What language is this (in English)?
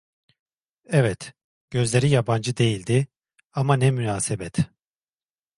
Turkish